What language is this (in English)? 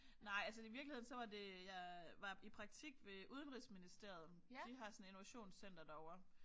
Danish